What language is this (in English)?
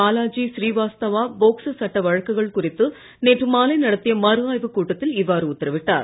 Tamil